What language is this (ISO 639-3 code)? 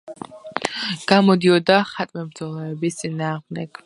kat